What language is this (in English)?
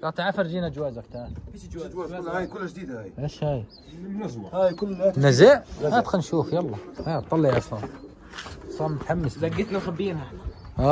Arabic